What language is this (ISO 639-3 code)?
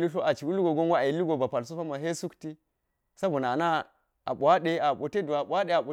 gyz